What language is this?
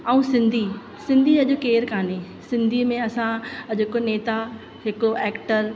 Sindhi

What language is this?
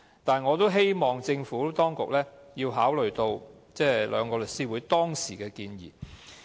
Cantonese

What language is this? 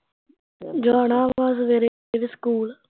Punjabi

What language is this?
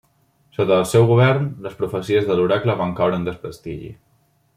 Catalan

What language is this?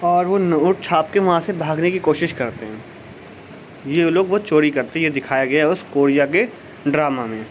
Urdu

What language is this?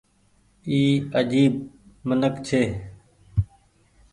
Goaria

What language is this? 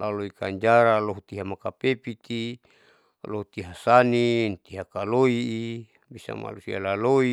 Saleman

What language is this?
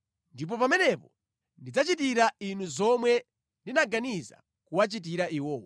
Nyanja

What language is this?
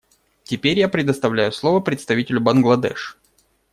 Russian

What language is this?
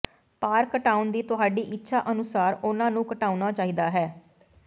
Punjabi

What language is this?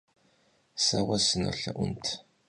Kabardian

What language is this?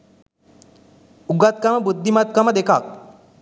Sinhala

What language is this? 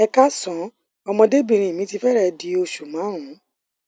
Yoruba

